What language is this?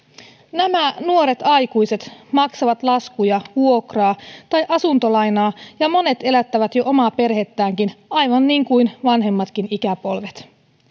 Finnish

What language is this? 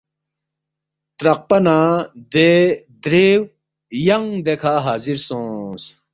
Balti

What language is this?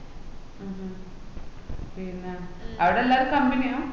Malayalam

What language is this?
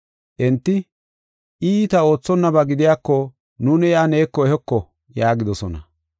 Gofa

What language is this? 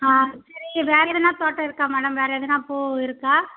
Tamil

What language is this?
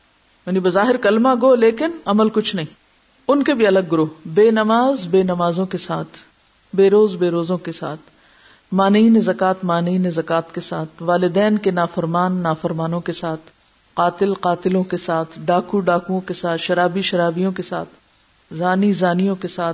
Urdu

